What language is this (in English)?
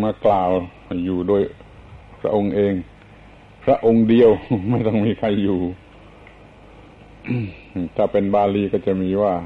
Thai